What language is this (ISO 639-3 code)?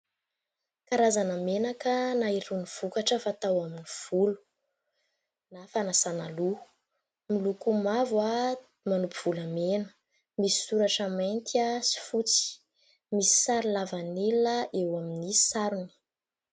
mlg